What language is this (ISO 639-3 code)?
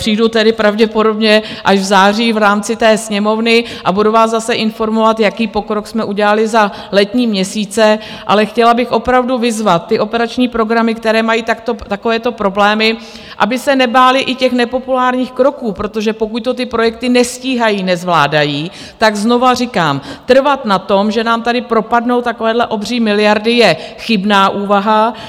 ces